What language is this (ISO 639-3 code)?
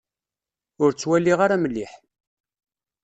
kab